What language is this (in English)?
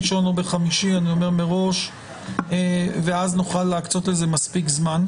Hebrew